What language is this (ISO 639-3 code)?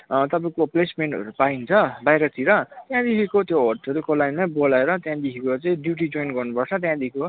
nep